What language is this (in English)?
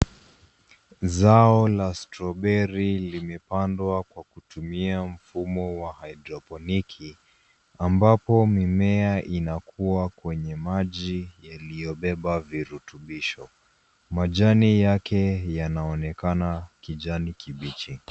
Swahili